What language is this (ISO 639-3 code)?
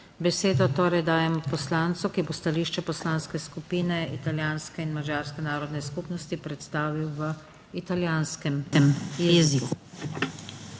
slv